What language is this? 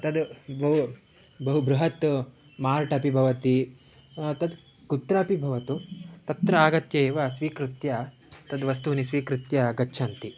Sanskrit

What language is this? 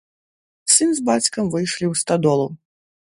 Belarusian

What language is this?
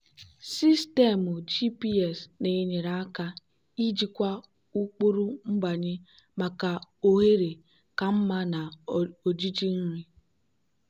Igbo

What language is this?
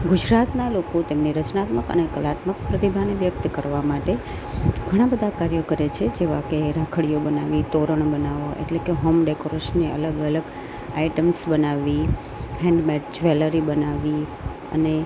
Gujarati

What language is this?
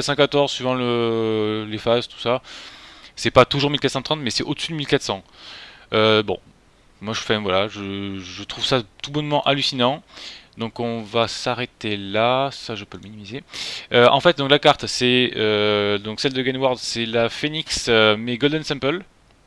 French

